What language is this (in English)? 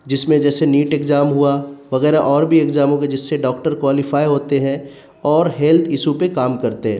Urdu